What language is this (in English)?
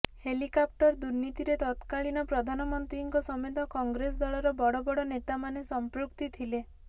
Odia